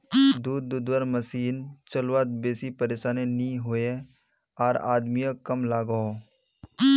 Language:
Magahi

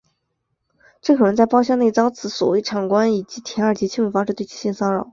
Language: Chinese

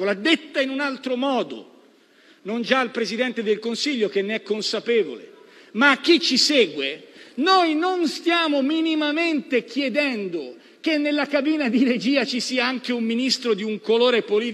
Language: Italian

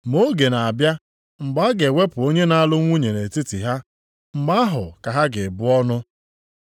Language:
Igbo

